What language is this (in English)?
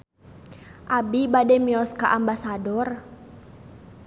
Sundanese